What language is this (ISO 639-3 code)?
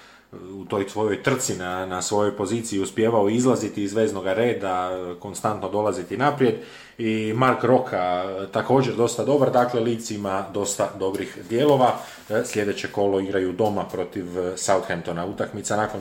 hrv